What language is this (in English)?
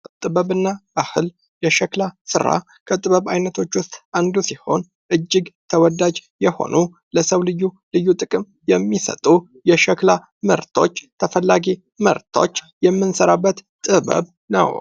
Amharic